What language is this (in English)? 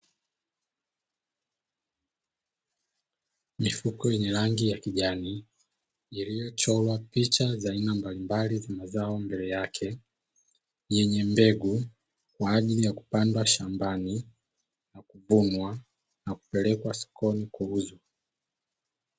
Swahili